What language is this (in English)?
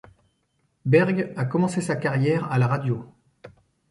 French